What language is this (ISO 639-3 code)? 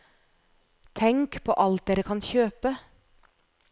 nor